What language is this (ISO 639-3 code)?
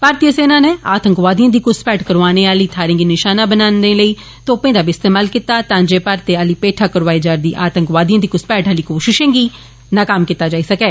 doi